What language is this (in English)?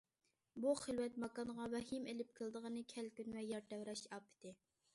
Uyghur